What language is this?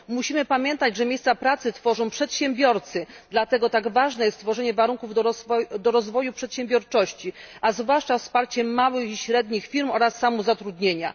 Polish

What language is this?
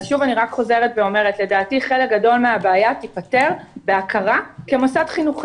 Hebrew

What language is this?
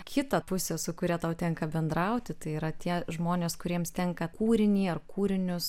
Lithuanian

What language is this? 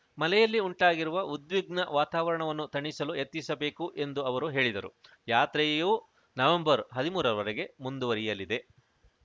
Kannada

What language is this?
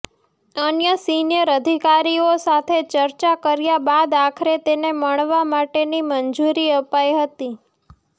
Gujarati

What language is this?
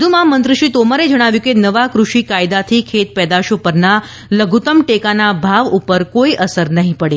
Gujarati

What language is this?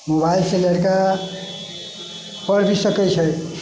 Maithili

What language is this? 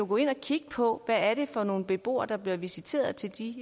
Danish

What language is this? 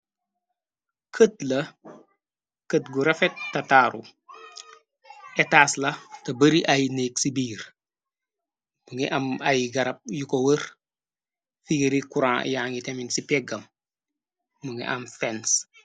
Wolof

